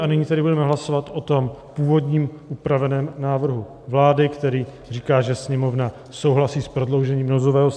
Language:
Czech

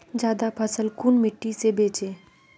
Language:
Magahi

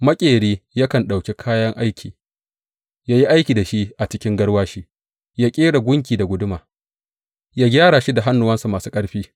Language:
Hausa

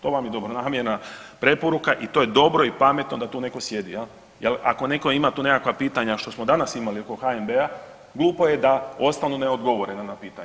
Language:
Croatian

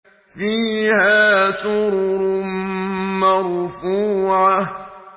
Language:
Arabic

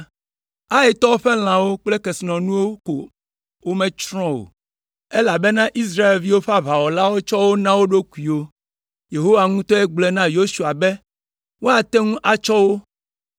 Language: Ewe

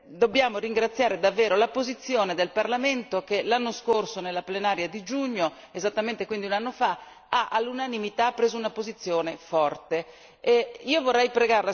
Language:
Italian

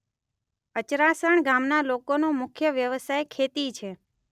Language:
Gujarati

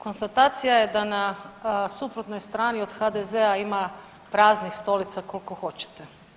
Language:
Croatian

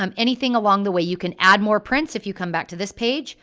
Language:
English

